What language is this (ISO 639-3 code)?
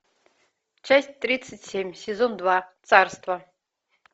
rus